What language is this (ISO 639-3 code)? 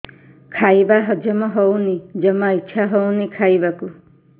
ori